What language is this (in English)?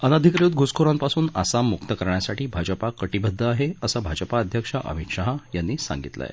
Marathi